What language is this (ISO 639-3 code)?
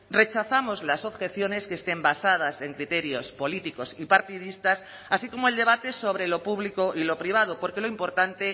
spa